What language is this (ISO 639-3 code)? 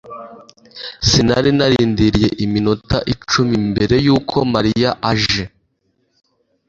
kin